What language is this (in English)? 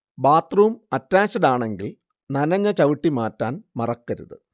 Malayalam